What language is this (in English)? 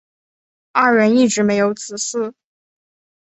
Chinese